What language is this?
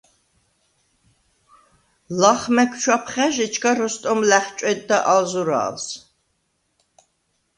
Svan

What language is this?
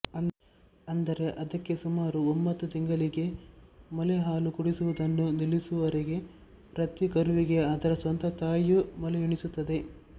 Kannada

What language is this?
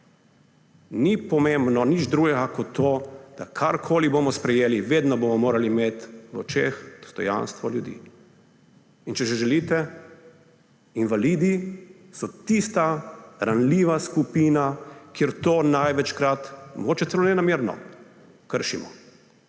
Slovenian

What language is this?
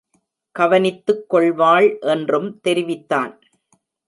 Tamil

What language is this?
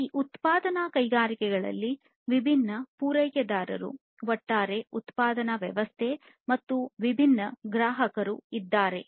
Kannada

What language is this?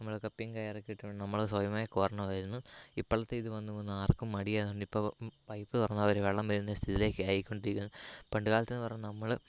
Malayalam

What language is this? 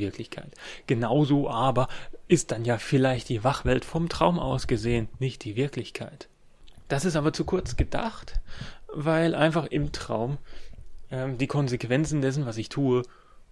German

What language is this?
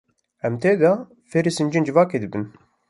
Kurdish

